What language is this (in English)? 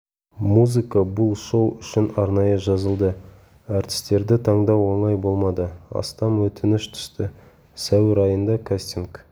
Kazakh